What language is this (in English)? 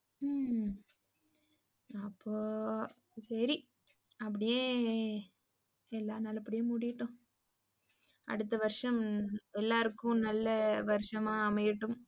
Tamil